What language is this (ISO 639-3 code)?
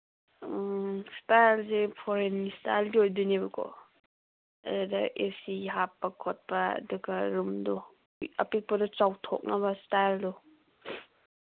mni